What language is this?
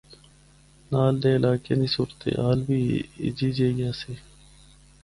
Northern Hindko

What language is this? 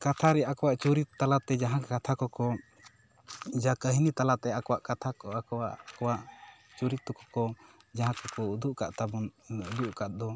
Santali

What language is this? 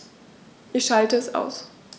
German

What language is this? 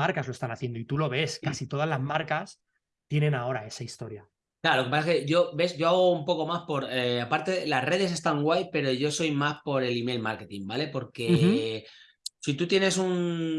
Spanish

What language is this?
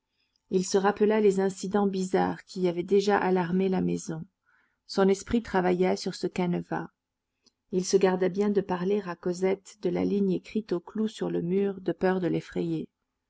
French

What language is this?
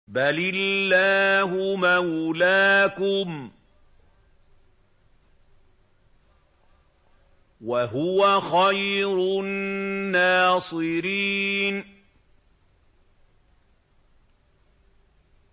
Arabic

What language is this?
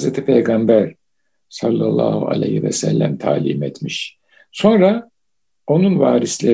Turkish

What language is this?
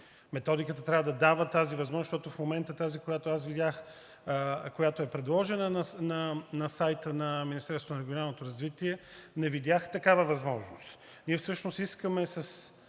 Bulgarian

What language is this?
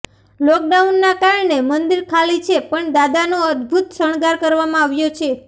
Gujarati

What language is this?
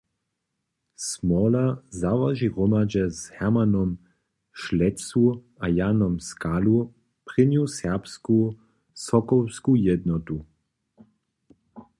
Upper Sorbian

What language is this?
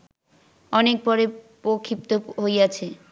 Bangla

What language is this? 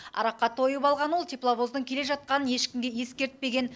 Kazakh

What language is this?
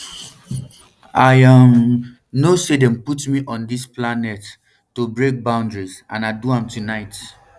Nigerian Pidgin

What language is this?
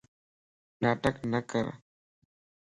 Lasi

